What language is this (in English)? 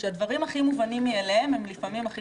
Hebrew